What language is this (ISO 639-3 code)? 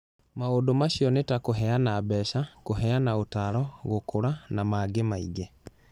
kik